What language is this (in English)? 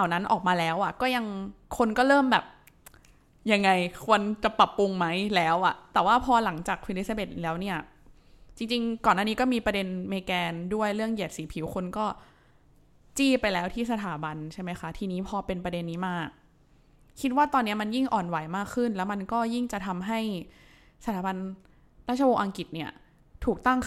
Thai